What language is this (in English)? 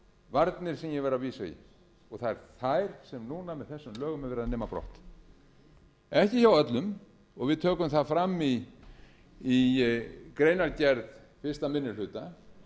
Icelandic